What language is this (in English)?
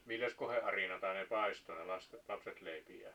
Finnish